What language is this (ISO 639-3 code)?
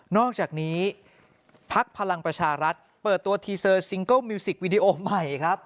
tha